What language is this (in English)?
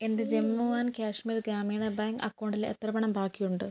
Malayalam